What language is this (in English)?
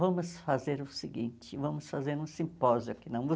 Portuguese